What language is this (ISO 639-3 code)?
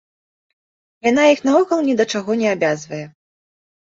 bel